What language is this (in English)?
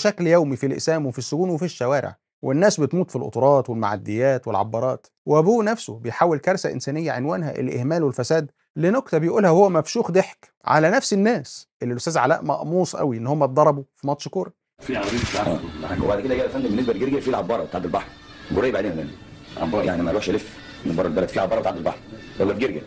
Arabic